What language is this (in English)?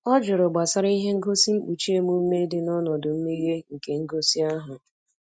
Igbo